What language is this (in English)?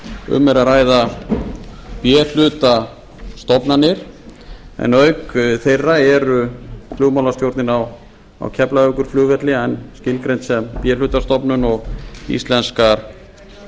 Icelandic